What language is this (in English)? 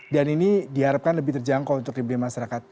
Indonesian